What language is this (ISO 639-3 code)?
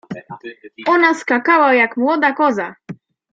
pol